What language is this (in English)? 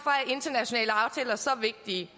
Danish